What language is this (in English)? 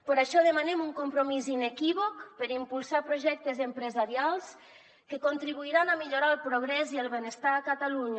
Catalan